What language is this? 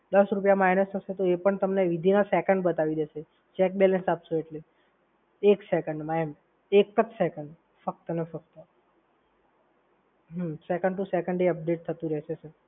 Gujarati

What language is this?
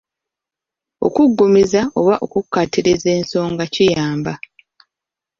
Ganda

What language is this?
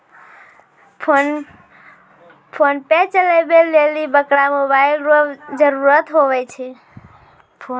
Maithili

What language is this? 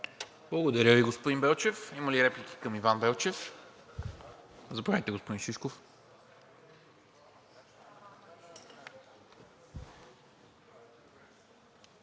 Bulgarian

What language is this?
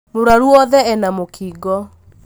Kikuyu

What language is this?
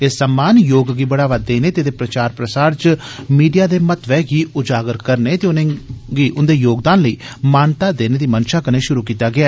Dogri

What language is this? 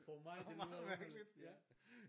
Danish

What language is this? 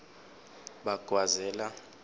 Swati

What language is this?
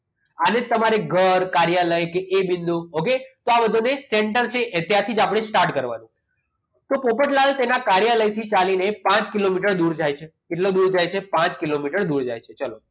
Gujarati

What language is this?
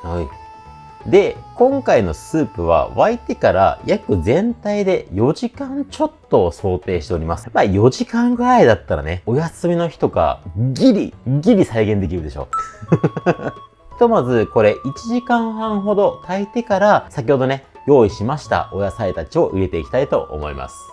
Japanese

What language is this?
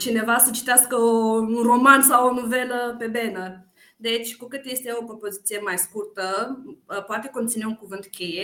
Romanian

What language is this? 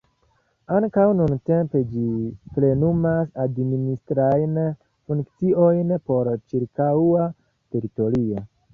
Esperanto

